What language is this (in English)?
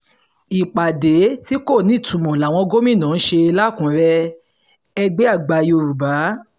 Yoruba